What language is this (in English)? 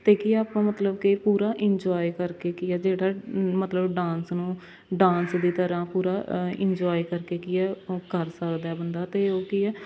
Punjabi